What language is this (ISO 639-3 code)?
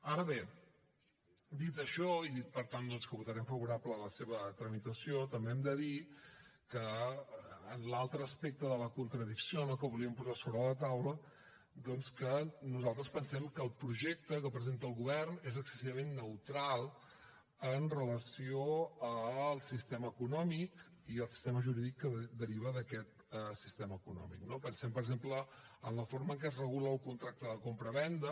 cat